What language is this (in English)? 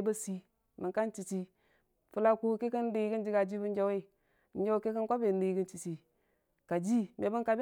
Dijim-Bwilim